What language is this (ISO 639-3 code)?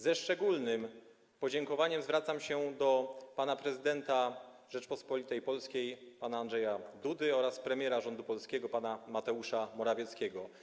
pol